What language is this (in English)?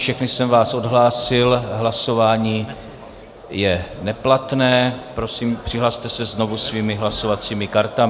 Czech